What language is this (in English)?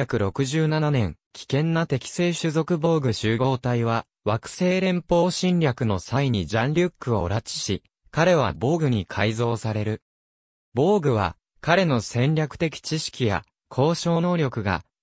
Japanese